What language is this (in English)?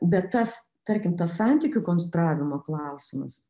Lithuanian